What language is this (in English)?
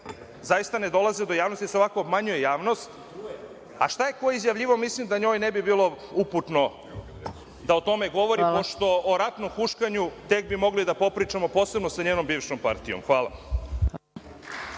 Serbian